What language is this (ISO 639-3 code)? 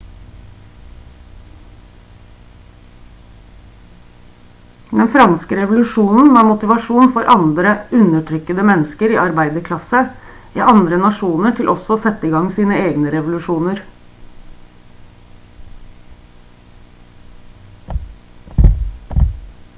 nob